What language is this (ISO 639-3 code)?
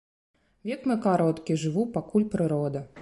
bel